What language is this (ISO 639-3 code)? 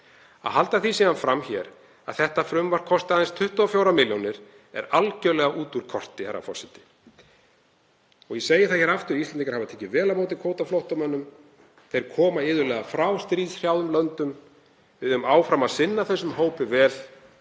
isl